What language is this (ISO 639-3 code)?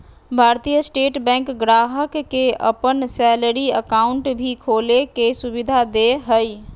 mag